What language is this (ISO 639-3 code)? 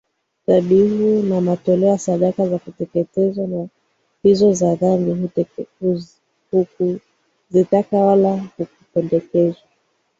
swa